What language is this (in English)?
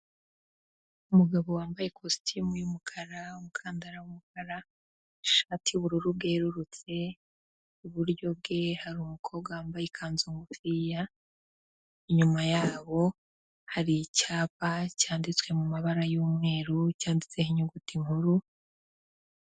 Kinyarwanda